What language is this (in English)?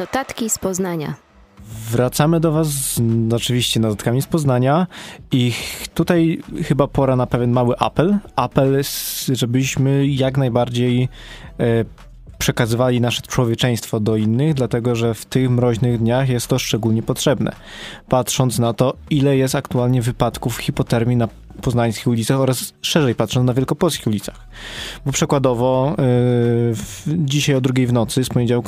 Polish